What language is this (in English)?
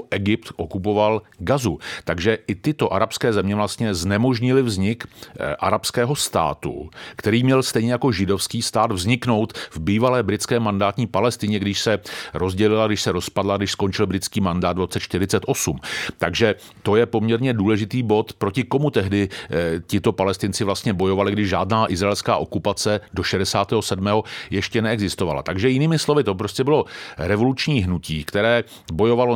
Czech